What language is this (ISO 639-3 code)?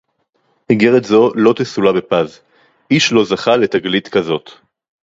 heb